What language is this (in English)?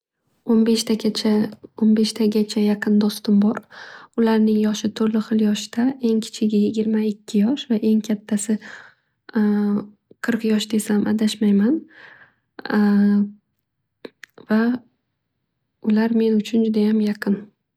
Uzbek